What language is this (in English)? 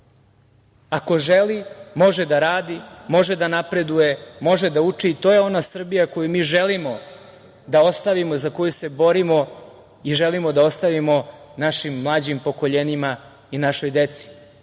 Serbian